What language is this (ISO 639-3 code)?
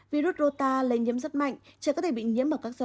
vie